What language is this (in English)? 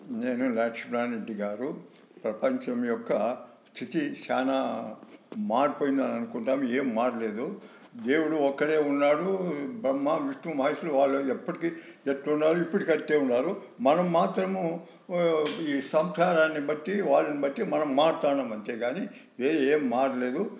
Telugu